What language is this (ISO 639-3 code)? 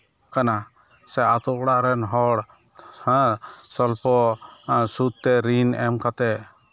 sat